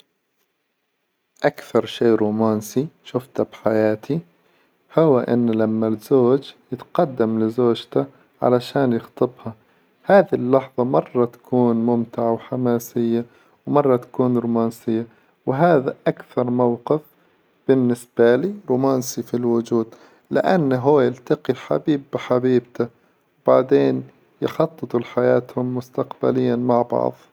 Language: Hijazi Arabic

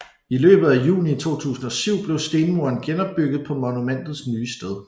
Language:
Danish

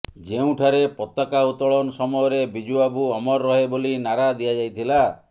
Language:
Odia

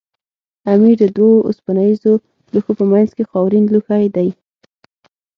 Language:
Pashto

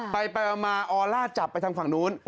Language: Thai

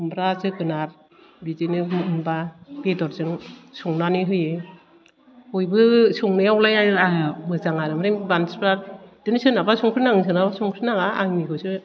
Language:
Bodo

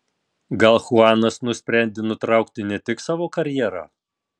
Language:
Lithuanian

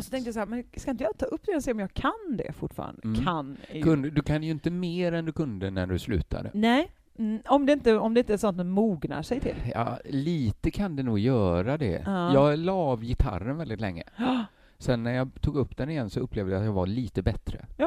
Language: Swedish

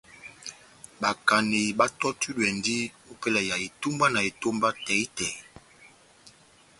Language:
Batanga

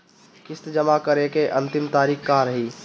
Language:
Bhojpuri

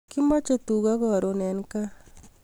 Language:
Kalenjin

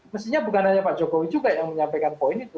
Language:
Indonesian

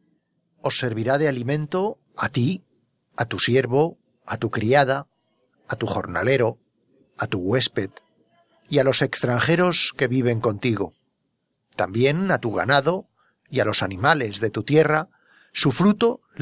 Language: Spanish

